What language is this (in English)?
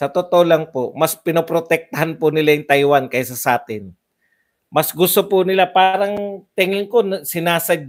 Filipino